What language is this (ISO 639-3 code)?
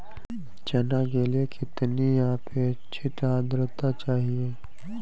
hin